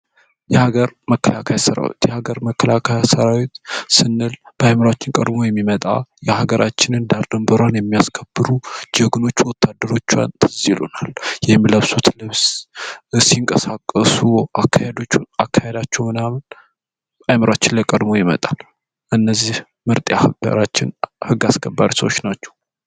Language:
Amharic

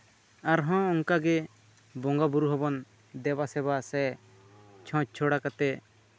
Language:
Santali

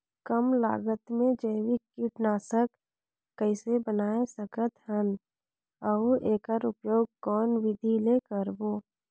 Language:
Chhattisgarhi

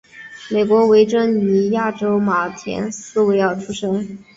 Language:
Chinese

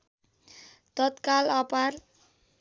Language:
Nepali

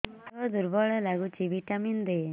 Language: Odia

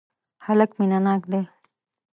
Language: Pashto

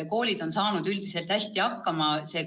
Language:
Estonian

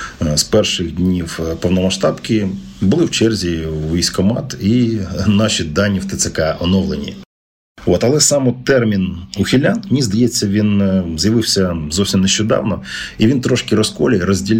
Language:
Ukrainian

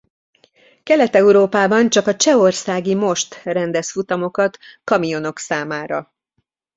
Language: Hungarian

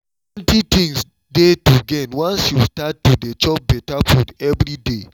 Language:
Nigerian Pidgin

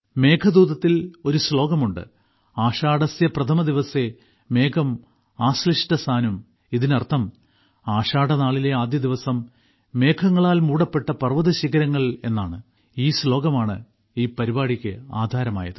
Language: Malayalam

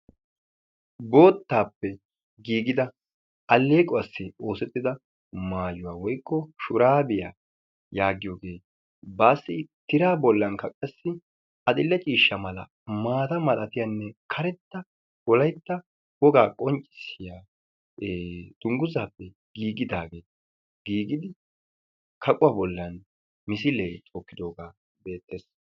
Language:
Wolaytta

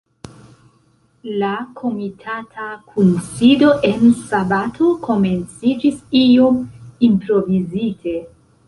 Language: Esperanto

